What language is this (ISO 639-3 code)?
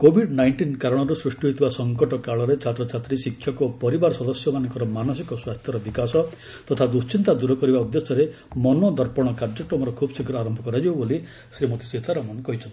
ori